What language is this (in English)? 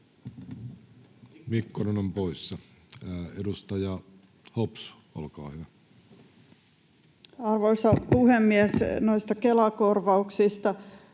Finnish